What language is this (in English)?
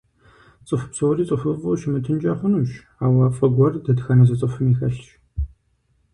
Kabardian